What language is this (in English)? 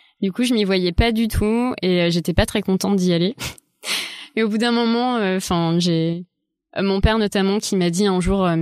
French